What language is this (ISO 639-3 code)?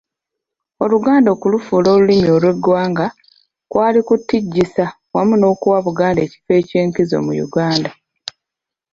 lug